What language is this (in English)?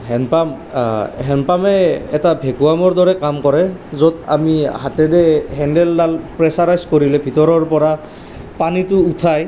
Assamese